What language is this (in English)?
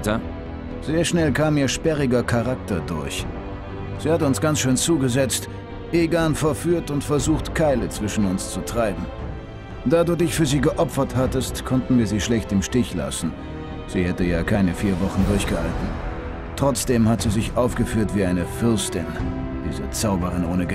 German